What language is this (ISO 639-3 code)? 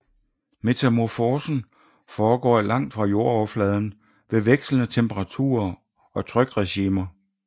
dan